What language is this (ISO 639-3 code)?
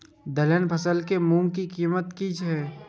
mai